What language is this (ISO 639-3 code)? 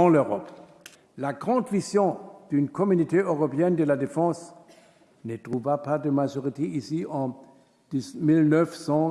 fra